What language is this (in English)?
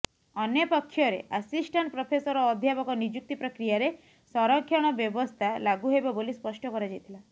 Odia